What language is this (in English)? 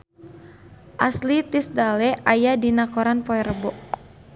Sundanese